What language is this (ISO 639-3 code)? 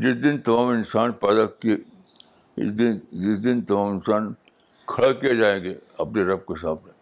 urd